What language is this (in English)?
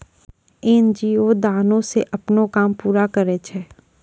Maithili